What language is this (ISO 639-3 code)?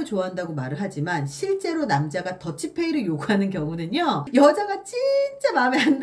kor